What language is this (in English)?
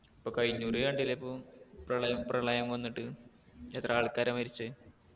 Malayalam